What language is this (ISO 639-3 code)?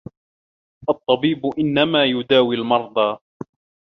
ara